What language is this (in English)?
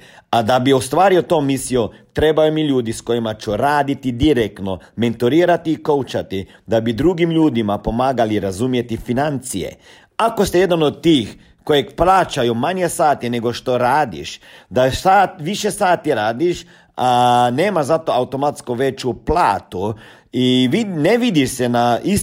Croatian